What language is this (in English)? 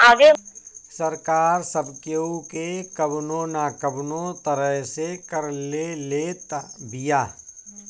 Bhojpuri